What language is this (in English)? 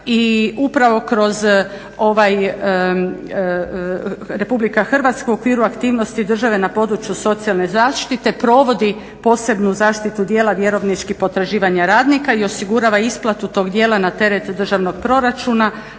Croatian